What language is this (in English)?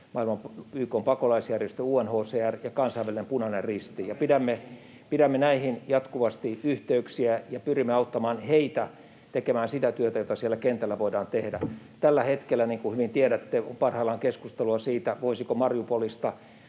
Finnish